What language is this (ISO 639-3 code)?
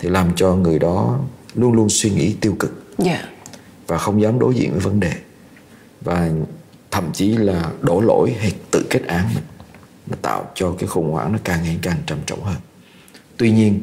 vie